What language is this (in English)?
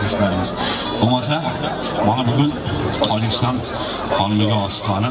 Turkish